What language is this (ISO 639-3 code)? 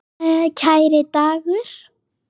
isl